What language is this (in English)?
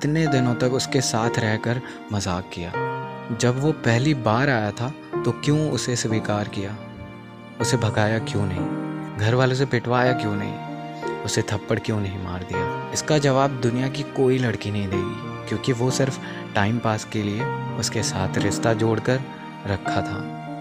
Hindi